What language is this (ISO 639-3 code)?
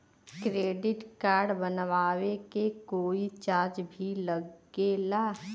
bho